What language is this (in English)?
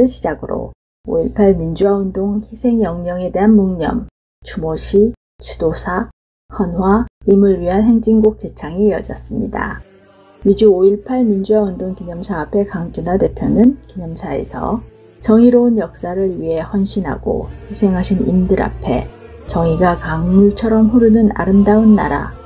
Korean